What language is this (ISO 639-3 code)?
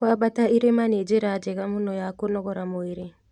kik